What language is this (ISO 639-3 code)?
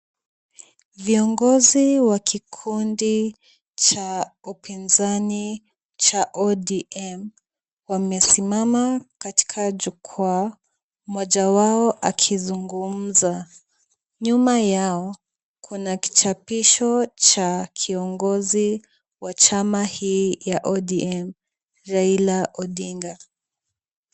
swa